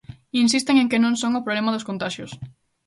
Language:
Galician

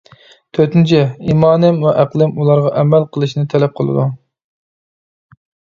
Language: Uyghur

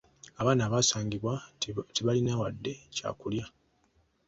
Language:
Ganda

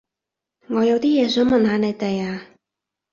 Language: Cantonese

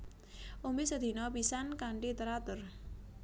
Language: Javanese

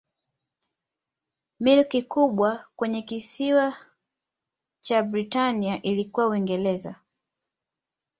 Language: Swahili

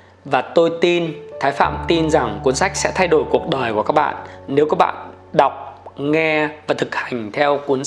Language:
Vietnamese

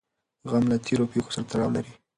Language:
Pashto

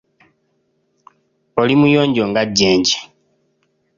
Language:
Ganda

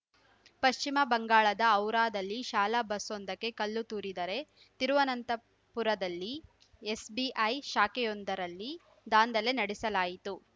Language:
Kannada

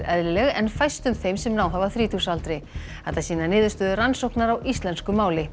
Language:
Icelandic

